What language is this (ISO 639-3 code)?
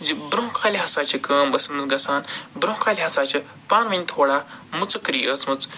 kas